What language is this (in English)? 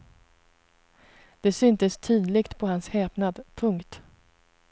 Swedish